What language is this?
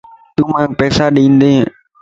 Lasi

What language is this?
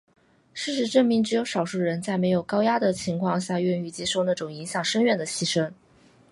Chinese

